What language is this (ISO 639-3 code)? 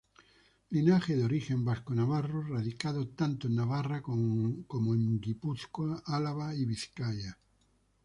spa